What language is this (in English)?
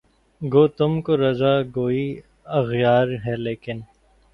Urdu